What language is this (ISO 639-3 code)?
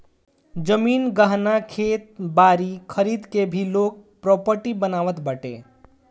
bho